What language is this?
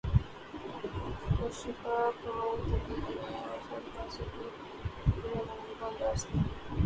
Urdu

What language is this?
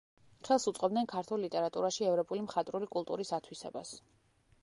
Georgian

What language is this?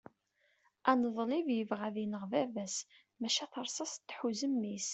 Kabyle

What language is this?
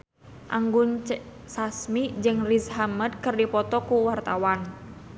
Sundanese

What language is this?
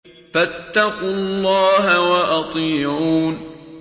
Arabic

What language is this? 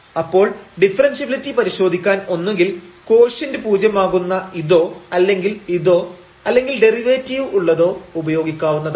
Malayalam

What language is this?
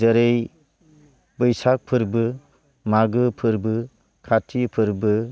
Bodo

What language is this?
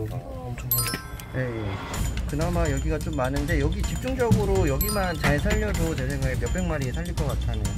Korean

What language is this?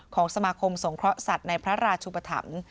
Thai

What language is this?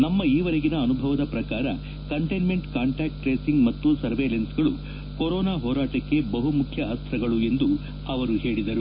Kannada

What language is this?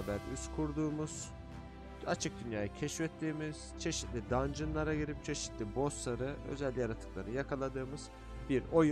Turkish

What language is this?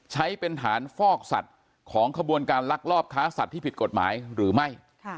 Thai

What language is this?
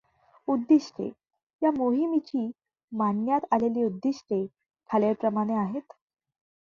Marathi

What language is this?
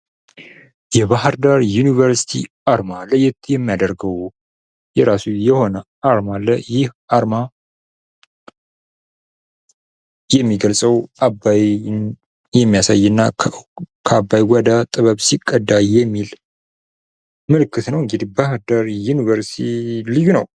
Amharic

